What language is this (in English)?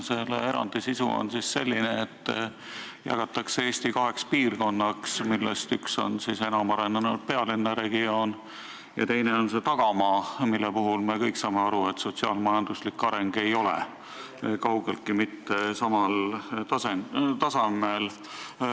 Estonian